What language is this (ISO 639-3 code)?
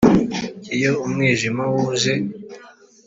kin